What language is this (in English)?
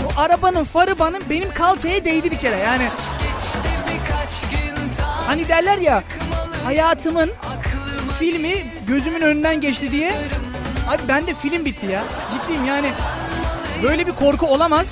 Turkish